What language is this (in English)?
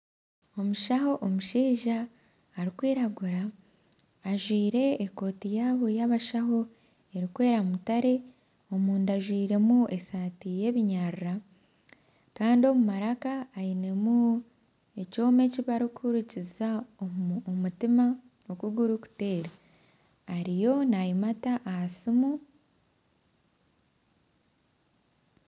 Nyankole